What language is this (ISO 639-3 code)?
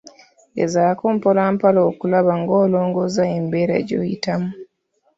lug